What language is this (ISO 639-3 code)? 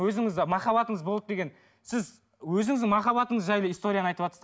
kaz